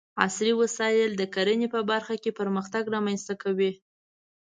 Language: Pashto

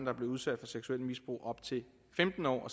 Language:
Danish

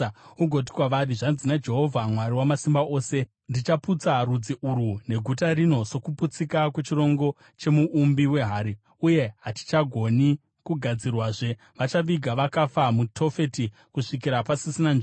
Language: Shona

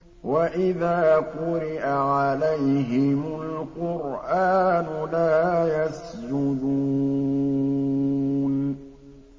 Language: Arabic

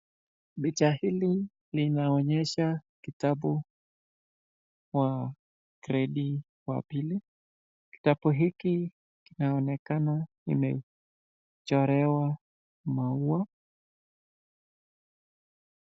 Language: Swahili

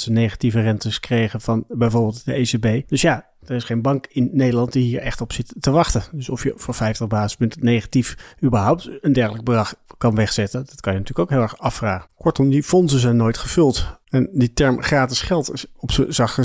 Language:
Dutch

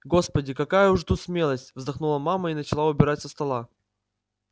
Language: Russian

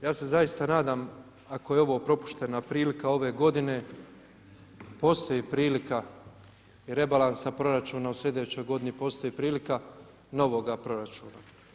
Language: Croatian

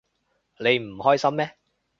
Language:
Cantonese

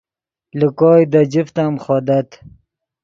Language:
Yidgha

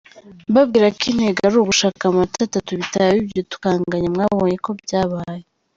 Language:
Kinyarwanda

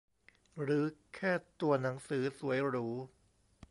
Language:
Thai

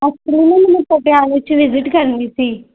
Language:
Punjabi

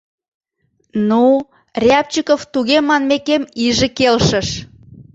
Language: Mari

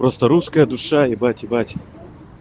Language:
Russian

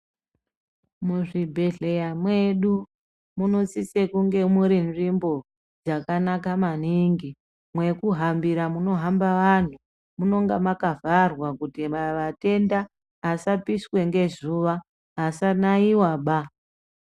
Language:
Ndau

